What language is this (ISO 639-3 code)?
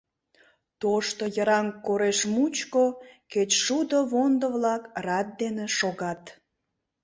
chm